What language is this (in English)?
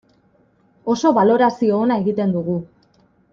Basque